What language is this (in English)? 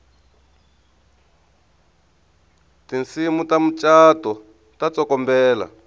Tsonga